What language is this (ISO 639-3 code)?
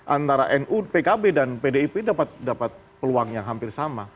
ind